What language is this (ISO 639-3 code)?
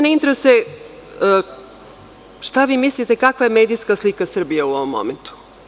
srp